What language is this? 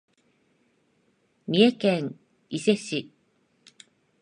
Japanese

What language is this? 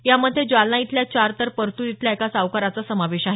Marathi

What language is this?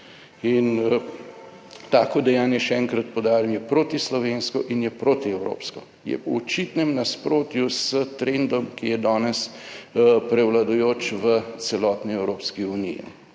Slovenian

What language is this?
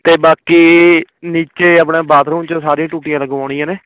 Punjabi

